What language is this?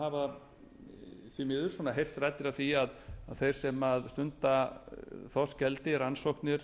Icelandic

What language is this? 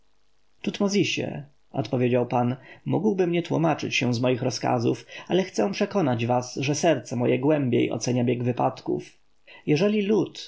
Polish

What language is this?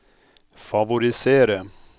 Norwegian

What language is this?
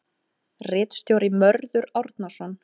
Icelandic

